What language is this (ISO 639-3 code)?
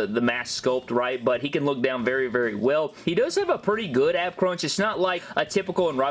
eng